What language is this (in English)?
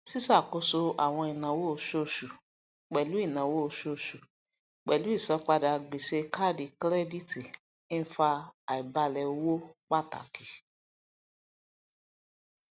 Yoruba